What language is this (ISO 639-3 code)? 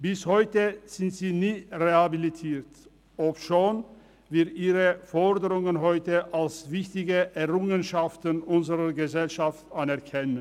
gsw